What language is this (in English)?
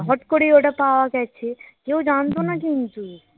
Bangla